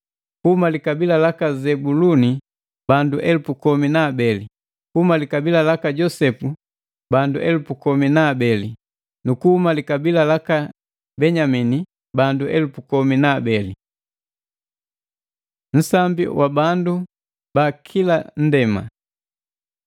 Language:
Matengo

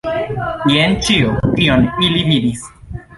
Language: Esperanto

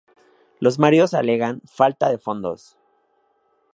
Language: Spanish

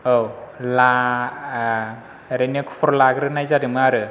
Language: Bodo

